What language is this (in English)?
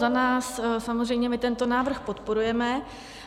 Czech